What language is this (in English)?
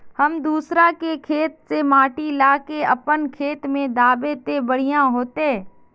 Magahi